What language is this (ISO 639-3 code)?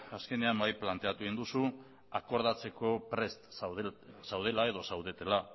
eus